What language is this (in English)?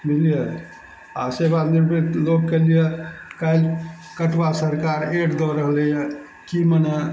Maithili